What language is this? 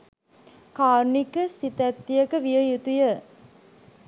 Sinhala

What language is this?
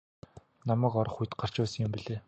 Mongolian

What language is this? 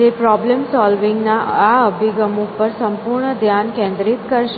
Gujarati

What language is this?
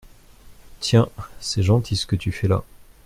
French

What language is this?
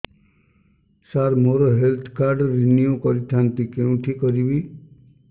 Odia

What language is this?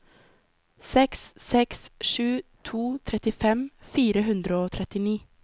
Norwegian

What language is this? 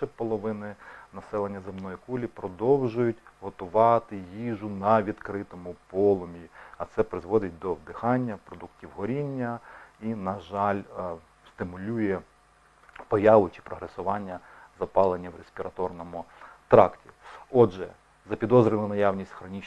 Ukrainian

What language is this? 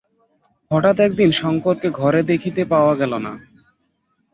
Bangla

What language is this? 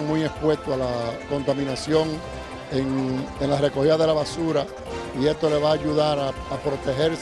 Spanish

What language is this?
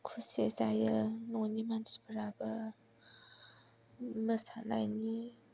Bodo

